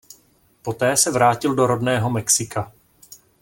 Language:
Czech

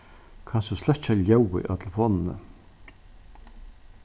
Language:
Faroese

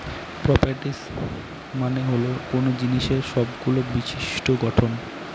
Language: Bangla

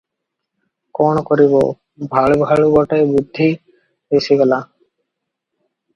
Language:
Odia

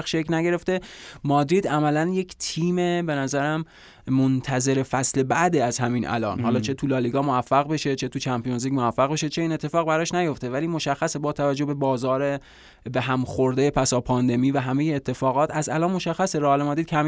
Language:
Persian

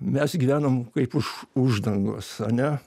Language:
Lithuanian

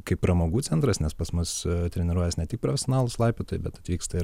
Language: Lithuanian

